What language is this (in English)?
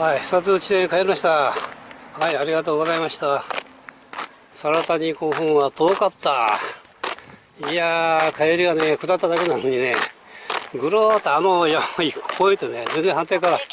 Japanese